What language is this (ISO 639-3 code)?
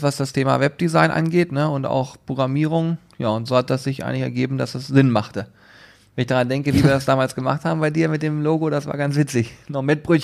deu